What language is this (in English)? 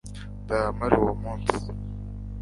Kinyarwanda